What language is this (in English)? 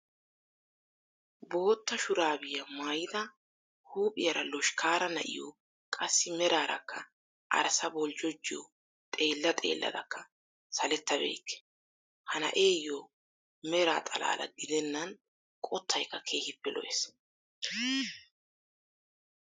Wolaytta